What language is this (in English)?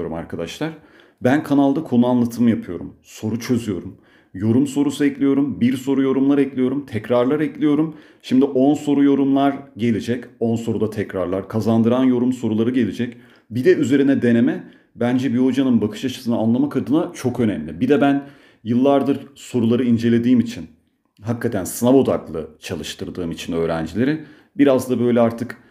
Turkish